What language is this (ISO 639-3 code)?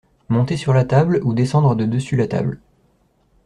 fra